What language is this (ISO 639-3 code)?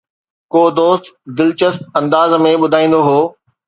snd